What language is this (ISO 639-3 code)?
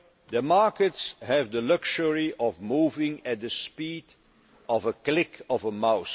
eng